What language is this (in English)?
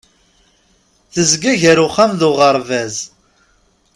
Kabyle